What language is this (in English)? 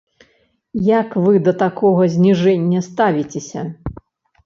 Belarusian